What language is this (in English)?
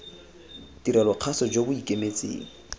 Tswana